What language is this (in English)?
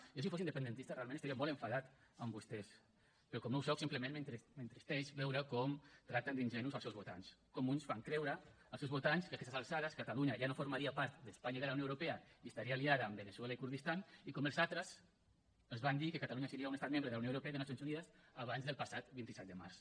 Catalan